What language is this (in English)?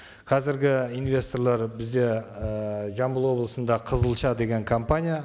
Kazakh